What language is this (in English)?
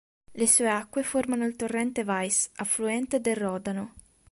Italian